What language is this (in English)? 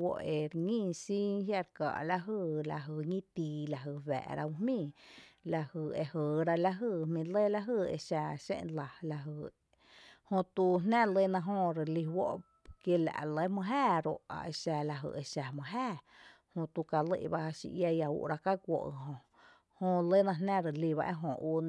Tepinapa Chinantec